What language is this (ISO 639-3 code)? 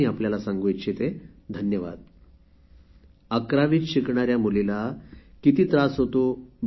mar